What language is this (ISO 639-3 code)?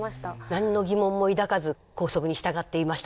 jpn